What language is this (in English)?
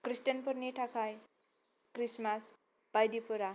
Bodo